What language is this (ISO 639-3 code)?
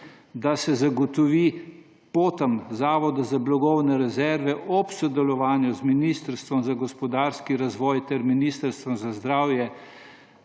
slv